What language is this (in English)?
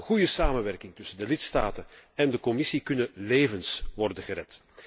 Dutch